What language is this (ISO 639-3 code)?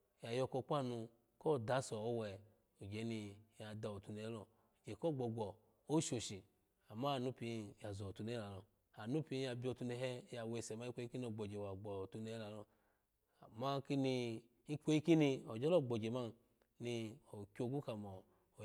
ala